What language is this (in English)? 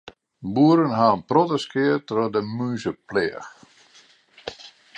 Western Frisian